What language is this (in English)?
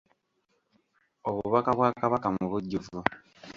Ganda